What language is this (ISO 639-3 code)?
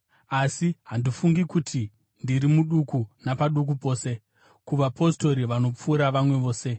sna